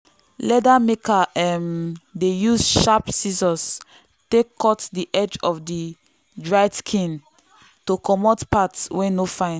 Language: Nigerian Pidgin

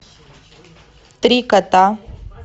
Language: Russian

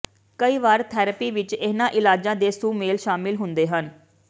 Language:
Punjabi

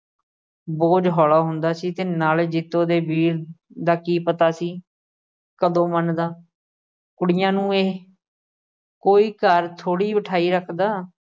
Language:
Punjabi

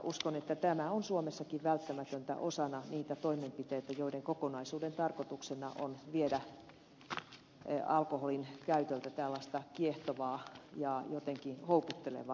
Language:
Finnish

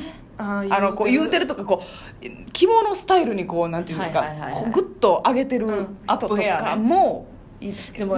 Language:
Japanese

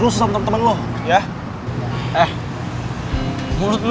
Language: Indonesian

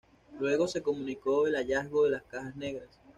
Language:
Spanish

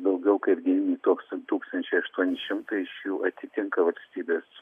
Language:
Lithuanian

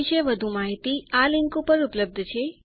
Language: Gujarati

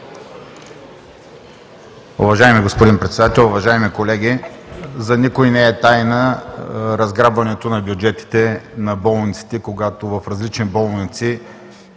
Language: Bulgarian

